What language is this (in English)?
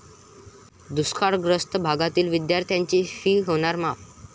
Marathi